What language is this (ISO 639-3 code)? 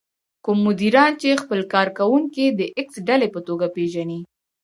pus